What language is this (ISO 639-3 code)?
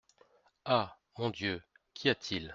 fra